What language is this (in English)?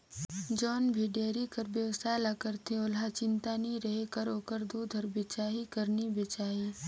Chhattisgarhi